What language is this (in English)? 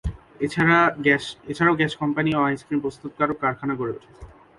Bangla